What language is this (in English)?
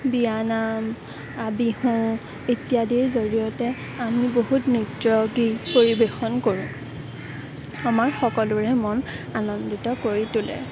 Assamese